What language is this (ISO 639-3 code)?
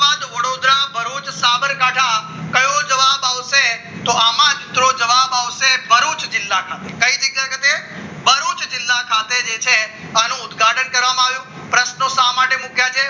guj